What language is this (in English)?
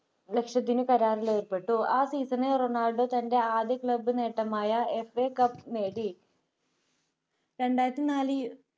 Malayalam